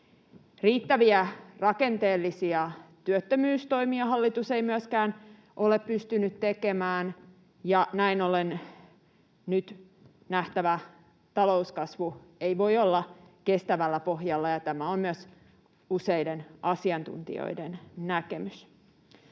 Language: Finnish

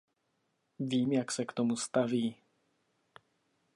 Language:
Czech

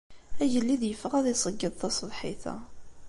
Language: Kabyle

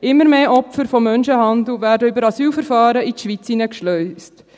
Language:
Swiss German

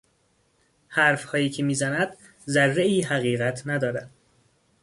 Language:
Persian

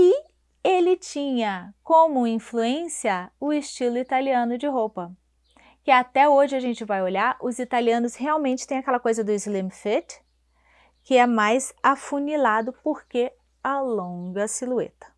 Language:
Portuguese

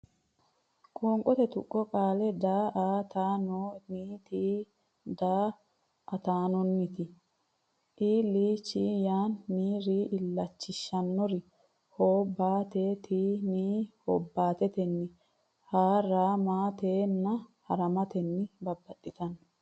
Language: Sidamo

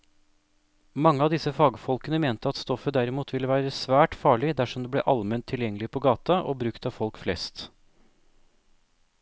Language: Norwegian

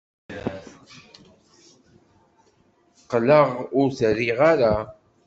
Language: Kabyle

